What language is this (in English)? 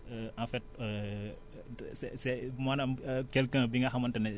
Wolof